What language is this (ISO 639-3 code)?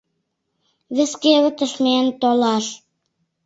chm